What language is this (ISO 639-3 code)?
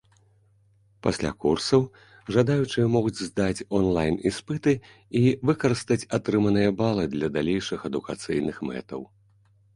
bel